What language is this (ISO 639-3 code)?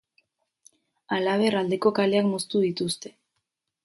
eus